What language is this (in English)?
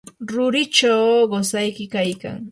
Yanahuanca Pasco Quechua